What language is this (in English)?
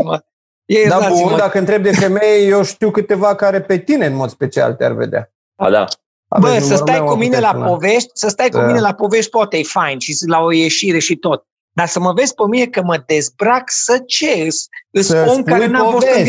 Romanian